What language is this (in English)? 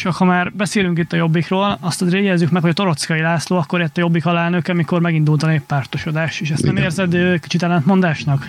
Hungarian